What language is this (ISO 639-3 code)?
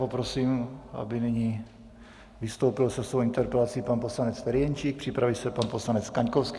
ces